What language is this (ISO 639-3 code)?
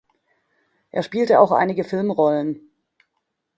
deu